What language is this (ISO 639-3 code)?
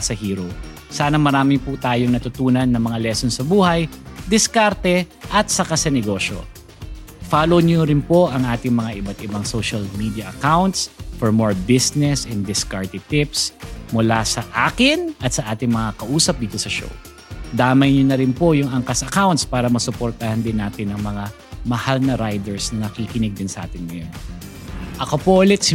fil